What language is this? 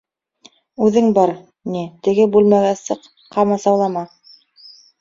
Bashkir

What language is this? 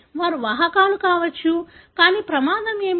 Telugu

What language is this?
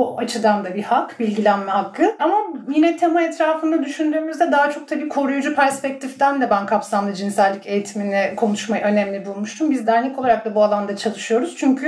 Turkish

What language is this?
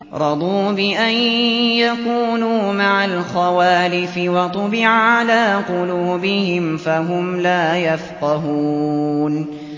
Arabic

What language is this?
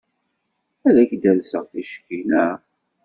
Kabyle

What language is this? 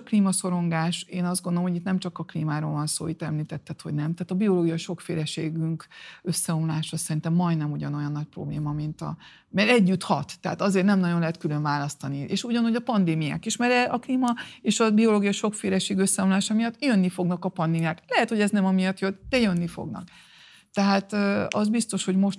Hungarian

